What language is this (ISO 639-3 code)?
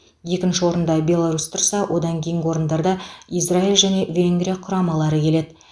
kaz